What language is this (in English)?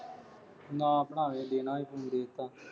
Punjabi